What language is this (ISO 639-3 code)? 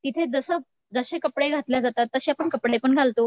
mar